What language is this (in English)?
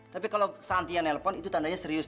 Indonesian